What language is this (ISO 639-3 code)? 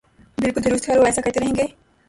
urd